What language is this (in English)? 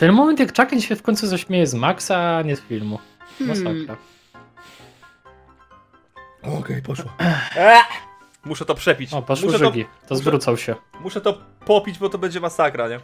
Polish